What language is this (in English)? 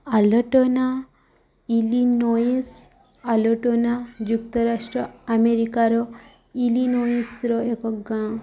Odia